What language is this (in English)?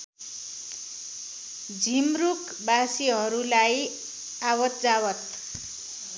Nepali